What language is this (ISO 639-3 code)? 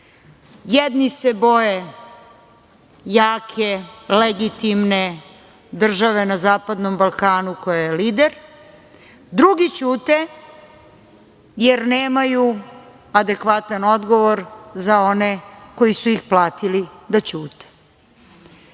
srp